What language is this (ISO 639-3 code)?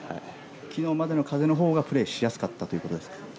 jpn